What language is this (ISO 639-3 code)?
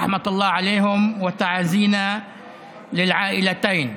heb